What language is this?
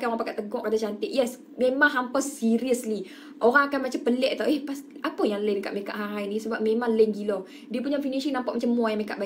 Malay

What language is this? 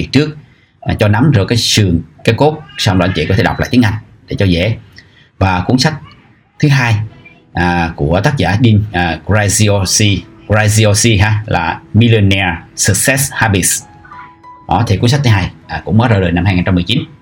Vietnamese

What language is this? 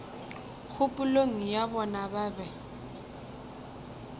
Northern Sotho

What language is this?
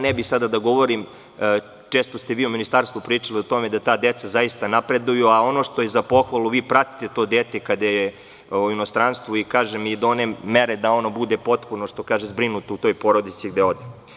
Serbian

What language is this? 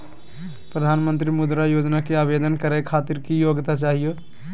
Magahi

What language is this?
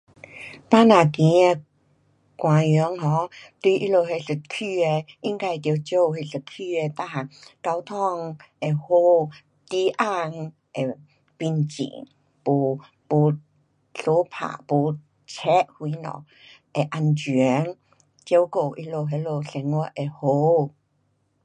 Pu-Xian Chinese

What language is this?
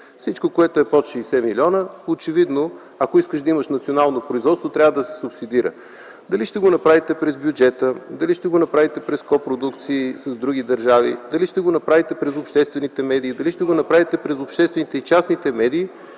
Bulgarian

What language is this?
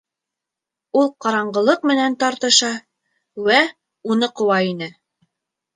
Bashkir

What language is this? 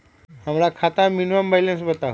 Magahi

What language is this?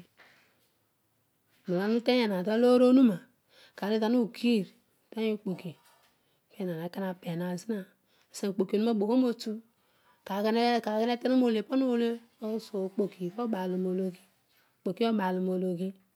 Odual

